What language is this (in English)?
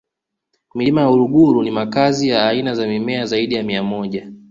Swahili